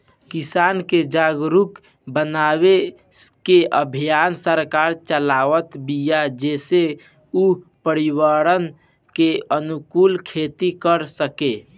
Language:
Bhojpuri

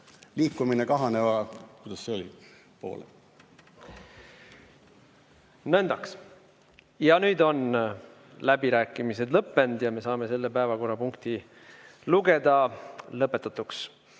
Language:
Estonian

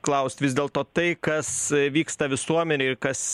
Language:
Lithuanian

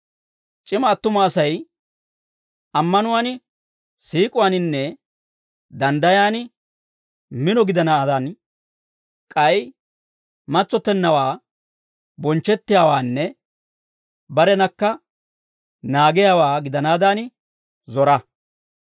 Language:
Dawro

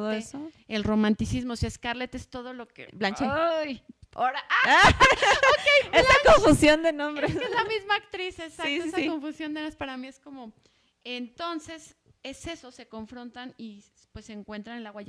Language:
Spanish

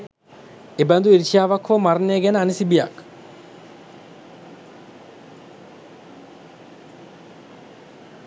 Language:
Sinhala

